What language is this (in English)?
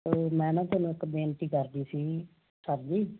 Punjabi